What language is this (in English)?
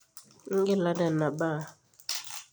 Masai